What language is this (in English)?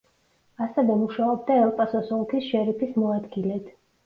Georgian